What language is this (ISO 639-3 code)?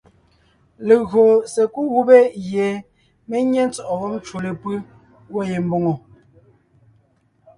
nnh